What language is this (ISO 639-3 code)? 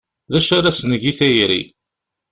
kab